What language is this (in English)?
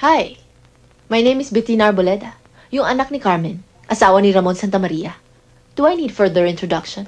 Filipino